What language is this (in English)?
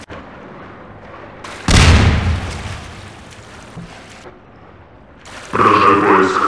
Russian